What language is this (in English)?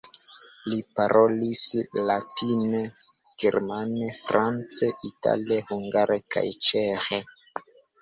Esperanto